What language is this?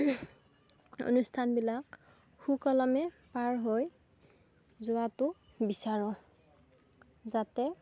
Assamese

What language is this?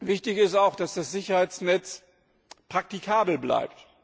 German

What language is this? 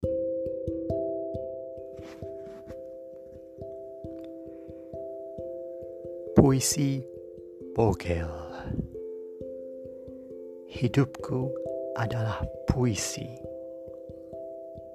Malay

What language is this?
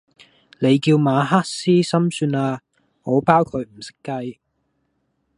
Cantonese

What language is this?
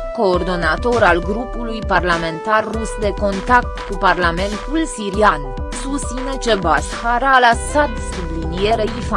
Romanian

